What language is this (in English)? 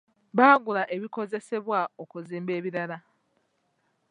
Ganda